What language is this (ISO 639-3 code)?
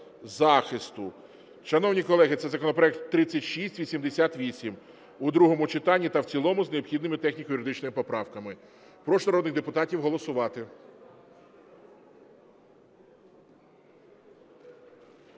ukr